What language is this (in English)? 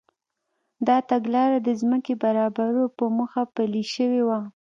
Pashto